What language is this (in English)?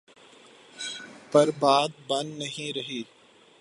Urdu